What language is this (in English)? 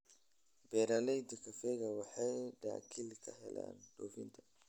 Somali